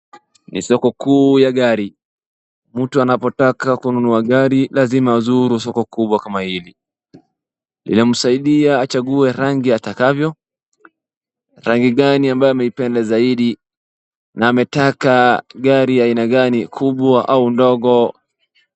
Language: Swahili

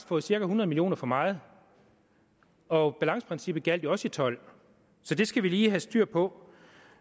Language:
Danish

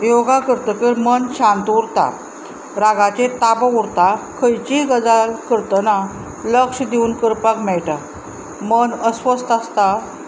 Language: Konkani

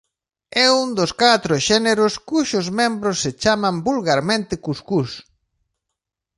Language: Galician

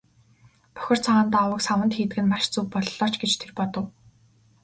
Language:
Mongolian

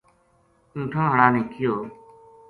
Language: Gujari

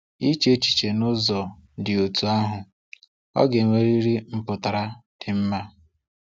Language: Igbo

